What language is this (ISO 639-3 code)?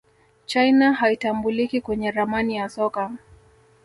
swa